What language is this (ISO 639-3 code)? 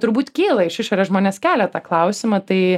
lit